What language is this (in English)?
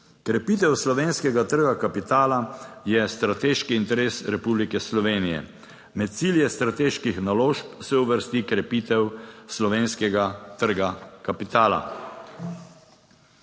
Slovenian